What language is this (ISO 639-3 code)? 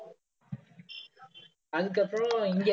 tam